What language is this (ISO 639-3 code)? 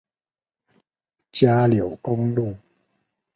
zho